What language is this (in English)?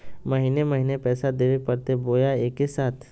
Magahi